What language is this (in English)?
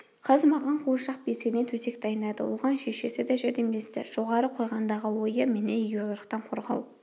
Kazakh